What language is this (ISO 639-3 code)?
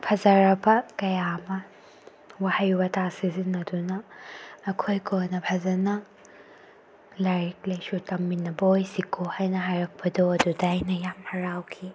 mni